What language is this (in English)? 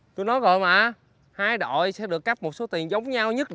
Vietnamese